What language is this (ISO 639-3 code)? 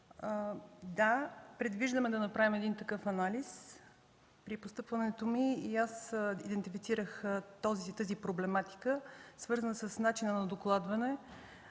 bul